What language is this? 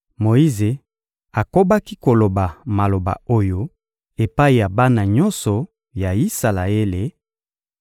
Lingala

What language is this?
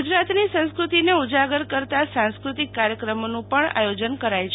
Gujarati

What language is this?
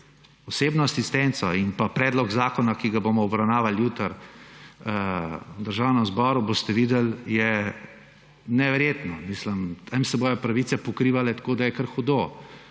Slovenian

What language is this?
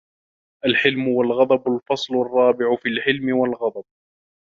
Arabic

